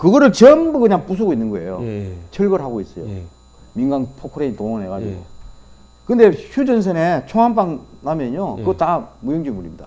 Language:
Korean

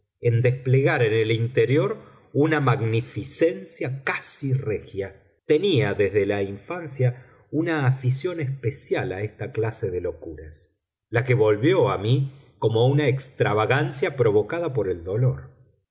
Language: Spanish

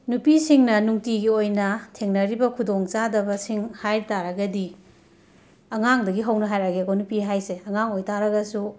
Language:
Manipuri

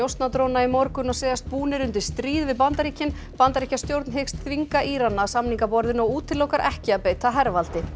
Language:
Icelandic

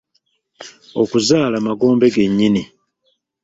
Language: Ganda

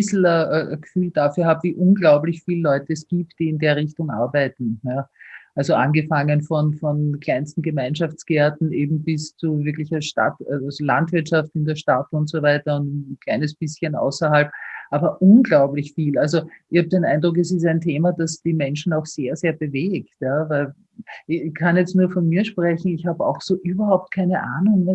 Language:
German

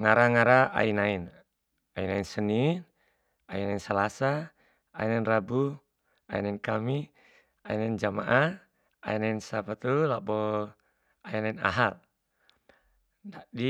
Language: Bima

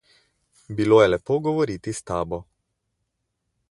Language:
Slovenian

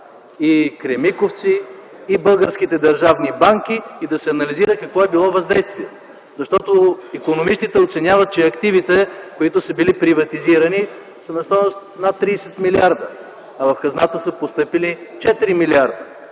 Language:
Bulgarian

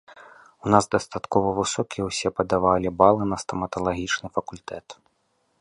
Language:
Belarusian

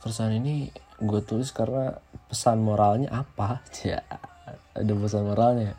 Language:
Indonesian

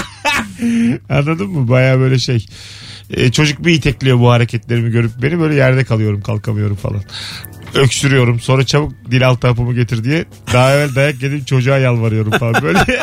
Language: Turkish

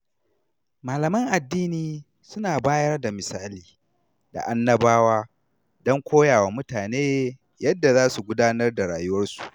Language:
Hausa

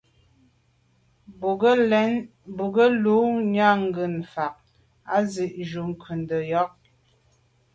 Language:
Medumba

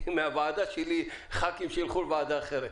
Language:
Hebrew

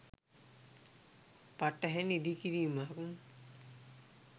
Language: Sinhala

